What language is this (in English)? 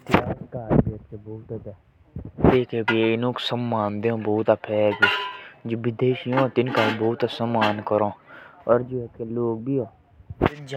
Jaunsari